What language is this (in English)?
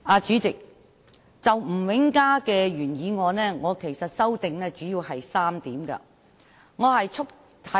Cantonese